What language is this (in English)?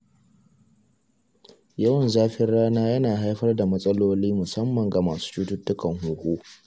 Hausa